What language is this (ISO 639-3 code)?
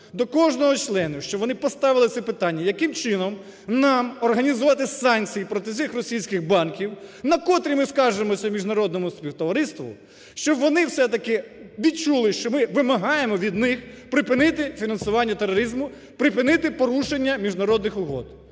ukr